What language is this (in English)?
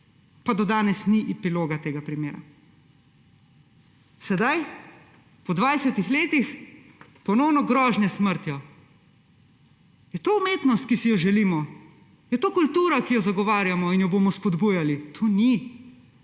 Slovenian